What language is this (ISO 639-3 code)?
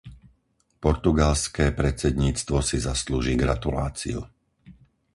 slk